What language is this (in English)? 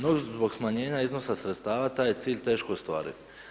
Croatian